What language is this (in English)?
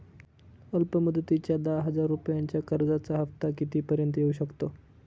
Marathi